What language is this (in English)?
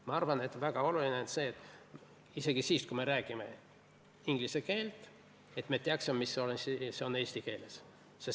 Estonian